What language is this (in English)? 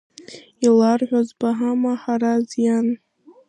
Abkhazian